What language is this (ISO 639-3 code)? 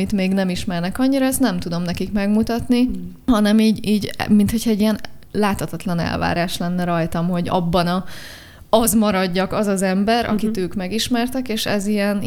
hun